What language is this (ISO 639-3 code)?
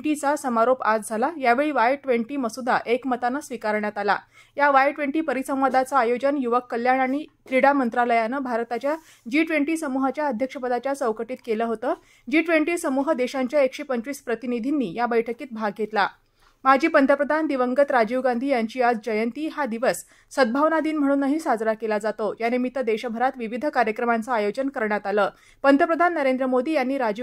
hin